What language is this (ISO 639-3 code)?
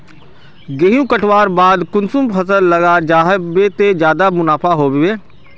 mag